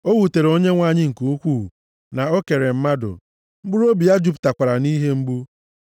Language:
Igbo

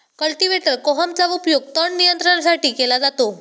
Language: Marathi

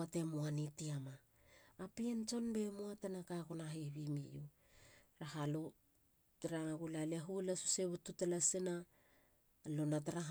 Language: Halia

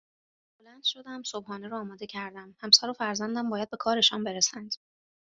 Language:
Persian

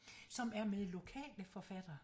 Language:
Danish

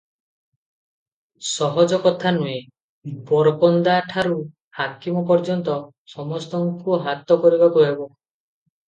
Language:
Odia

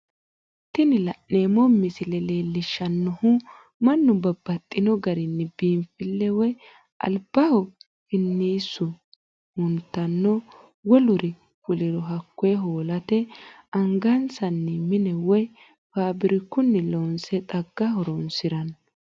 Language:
Sidamo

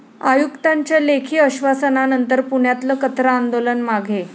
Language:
Marathi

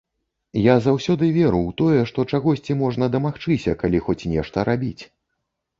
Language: Belarusian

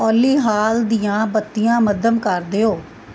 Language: Punjabi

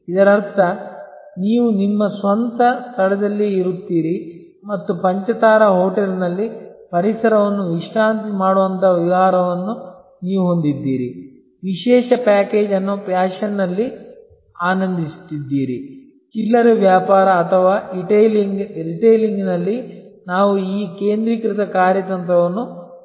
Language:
Kannada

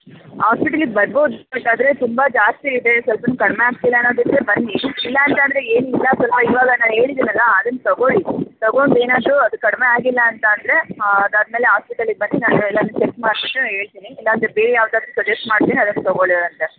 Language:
Kannada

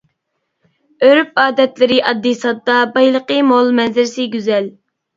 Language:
Uyghur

